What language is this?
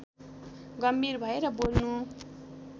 Nepali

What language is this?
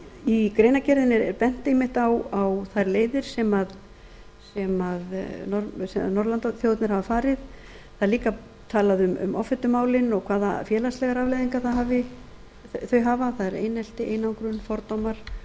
Icelandic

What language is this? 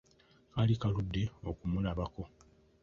Ganda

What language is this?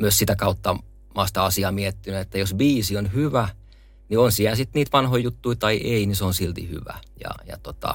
Finnish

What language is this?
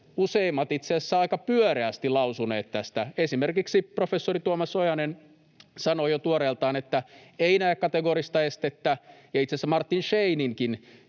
Finnish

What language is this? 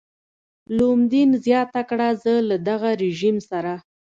Pashto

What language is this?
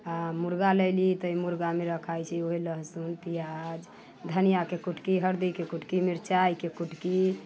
Maithili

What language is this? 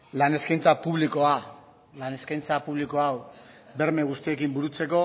Basque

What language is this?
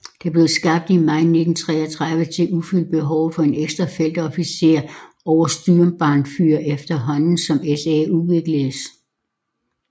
Danish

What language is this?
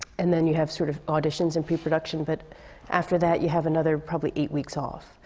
English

